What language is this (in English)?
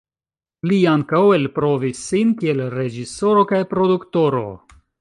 Esperanto